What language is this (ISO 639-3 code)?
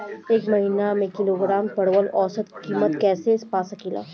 bho